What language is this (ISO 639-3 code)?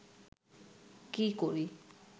ben